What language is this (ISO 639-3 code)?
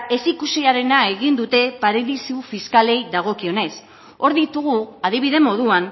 eus